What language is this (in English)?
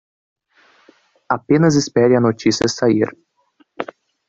Portuguese